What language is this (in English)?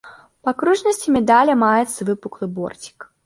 Belarusian